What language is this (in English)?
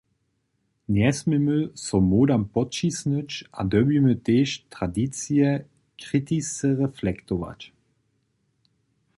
Upper Sorbian